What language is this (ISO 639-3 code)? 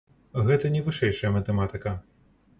bel